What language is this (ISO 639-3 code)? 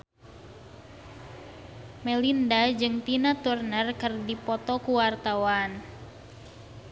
sun